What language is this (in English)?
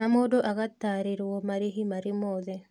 Kikuyu